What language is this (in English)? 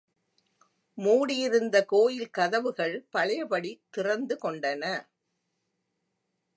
Tamil